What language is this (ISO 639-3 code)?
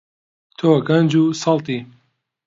ckb